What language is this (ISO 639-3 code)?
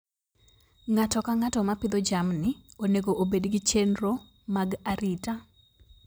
luo